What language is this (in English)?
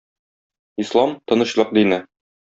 Tatar